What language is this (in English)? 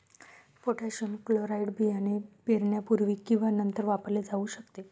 Marathi